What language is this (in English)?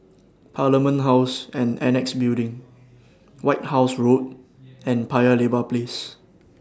English